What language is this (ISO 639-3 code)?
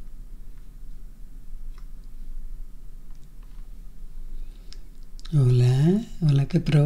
spa